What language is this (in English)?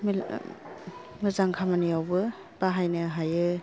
Bodo